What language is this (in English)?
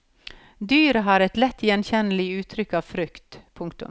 Norwegian